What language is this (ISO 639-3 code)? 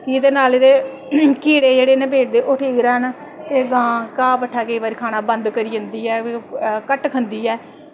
doi